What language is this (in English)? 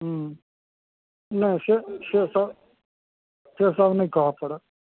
Maithili